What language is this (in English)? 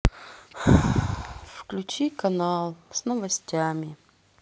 Russian